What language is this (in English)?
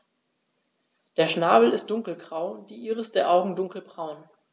German